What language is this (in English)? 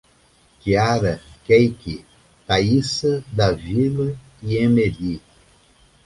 Portuguese